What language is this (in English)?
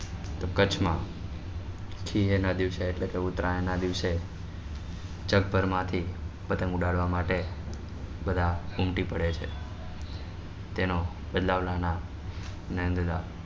Gujarati